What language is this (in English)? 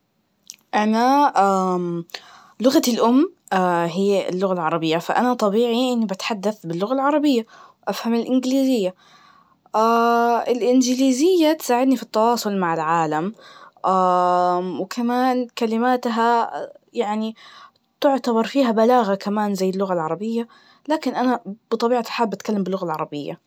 Najdi Arabic